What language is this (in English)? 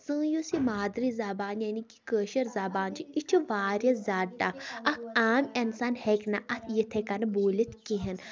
Kashmiri